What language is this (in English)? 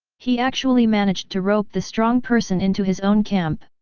English